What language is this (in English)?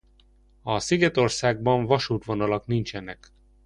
Hungarian